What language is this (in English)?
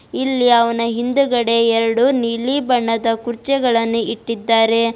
Kannada